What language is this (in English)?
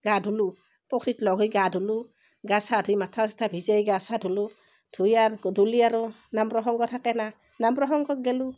Assamese